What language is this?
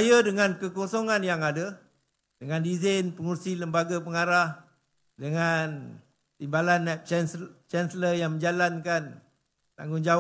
Malay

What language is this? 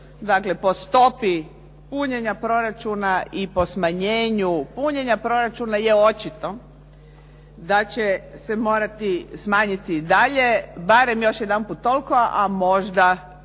Croatian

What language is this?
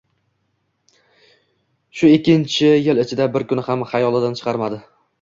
Uzbek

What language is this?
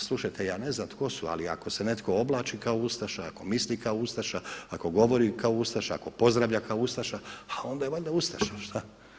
Croatian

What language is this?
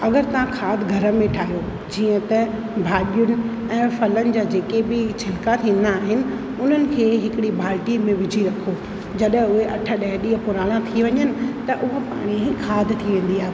Sindhi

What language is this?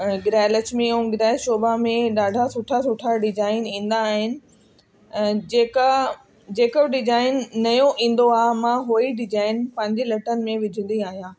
Sindhi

